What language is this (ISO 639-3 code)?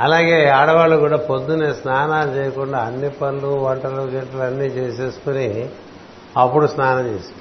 tel